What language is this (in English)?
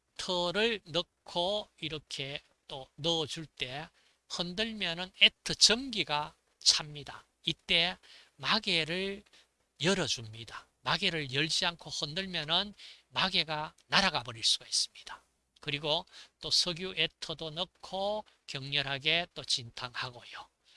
Korean